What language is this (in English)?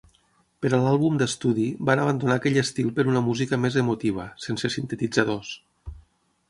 Catalan